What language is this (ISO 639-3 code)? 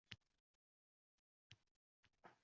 uzb